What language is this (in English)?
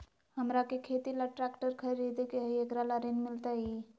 Magahi